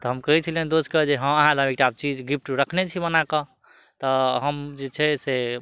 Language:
Maithili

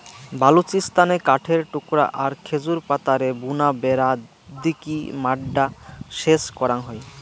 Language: Bangla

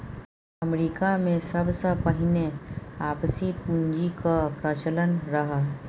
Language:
Maithili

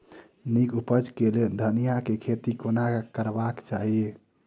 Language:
Maithili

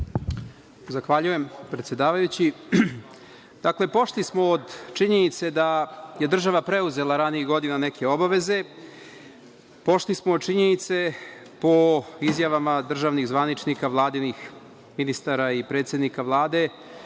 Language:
Serbian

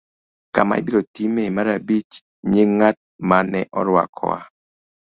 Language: Luo (Kenya and Tanzania)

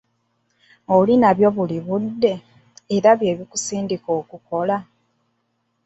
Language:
Ganda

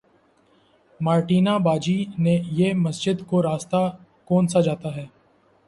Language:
Urdu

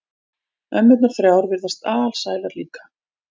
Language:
Icelandic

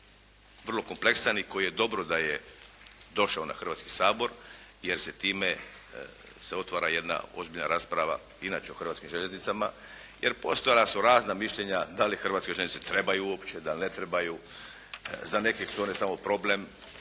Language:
Croatian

